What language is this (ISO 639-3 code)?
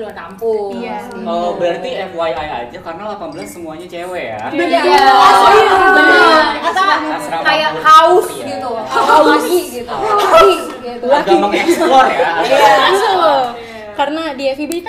ind